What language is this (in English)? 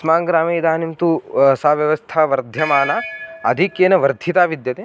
Sanskrit